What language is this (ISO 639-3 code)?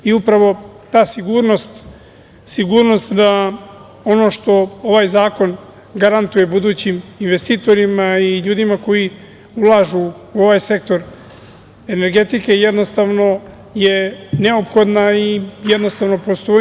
srp